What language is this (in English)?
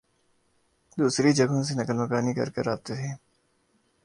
Urdu